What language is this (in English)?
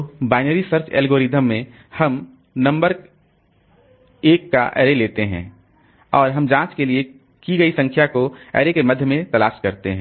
Hindi